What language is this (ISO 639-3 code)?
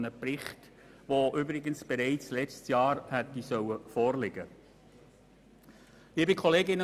gsw